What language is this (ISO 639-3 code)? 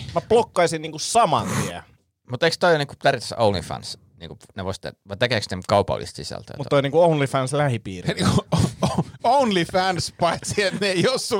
fin